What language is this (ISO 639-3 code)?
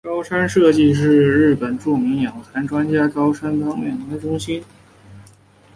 zho